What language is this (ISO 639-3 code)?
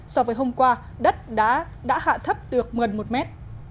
vie